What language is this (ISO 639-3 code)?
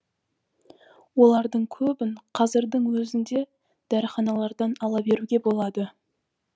kaz